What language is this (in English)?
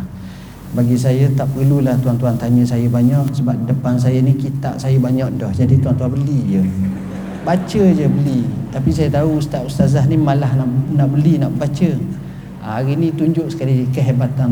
Malay